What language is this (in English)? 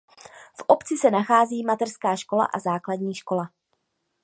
Czech